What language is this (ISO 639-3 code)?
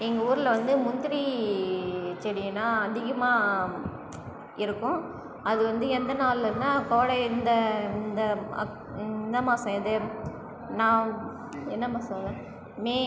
tam